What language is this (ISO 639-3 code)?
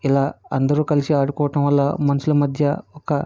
tel